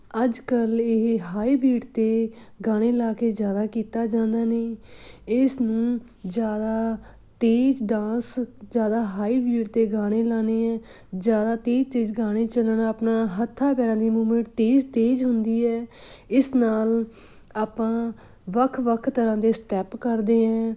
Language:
Punjabi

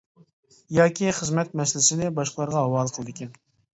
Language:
Uyghur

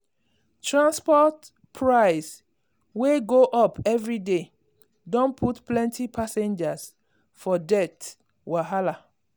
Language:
Nigerian Pidgin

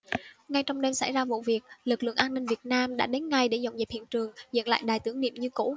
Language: Vietnamese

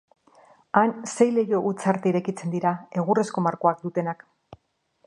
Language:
Basque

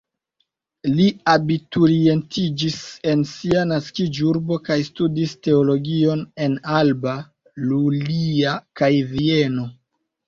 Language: Esperanto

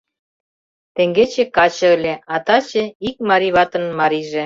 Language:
Mari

